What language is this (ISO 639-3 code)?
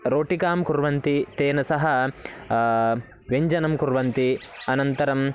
san